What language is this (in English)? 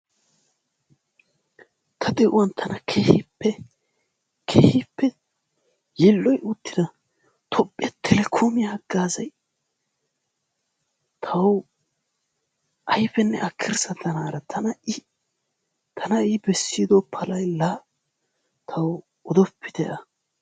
Wolaytta